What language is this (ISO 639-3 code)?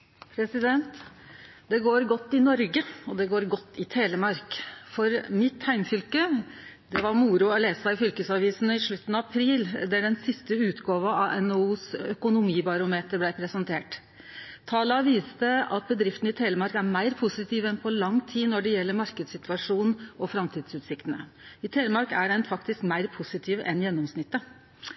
nor